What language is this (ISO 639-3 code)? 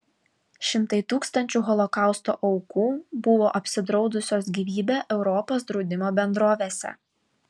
lit